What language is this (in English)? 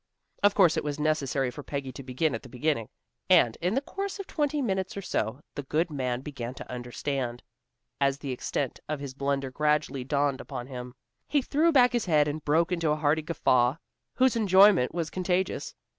English